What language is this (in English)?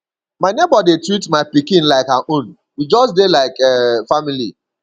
Nigerian Pidgin